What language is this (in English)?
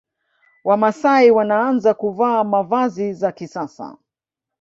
Swahili